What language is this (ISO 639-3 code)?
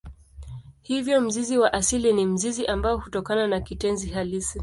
swa